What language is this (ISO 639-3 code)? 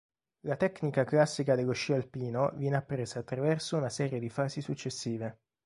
ita